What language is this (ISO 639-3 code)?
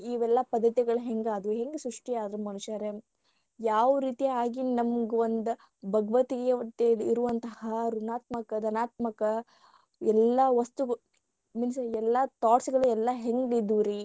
kan